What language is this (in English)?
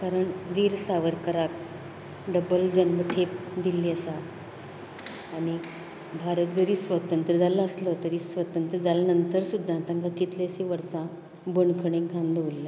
Konkani